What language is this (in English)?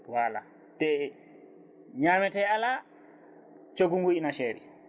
Fula